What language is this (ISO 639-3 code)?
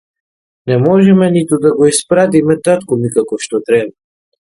mkd